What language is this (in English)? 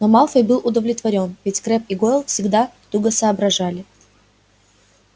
Russian